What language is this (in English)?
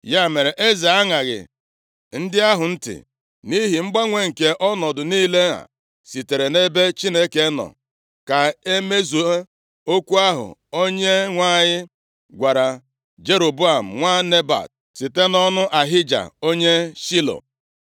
Igbo